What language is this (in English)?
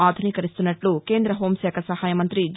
Telugu